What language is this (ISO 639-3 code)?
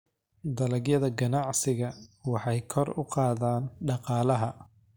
som